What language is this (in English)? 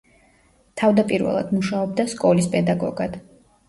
Georgian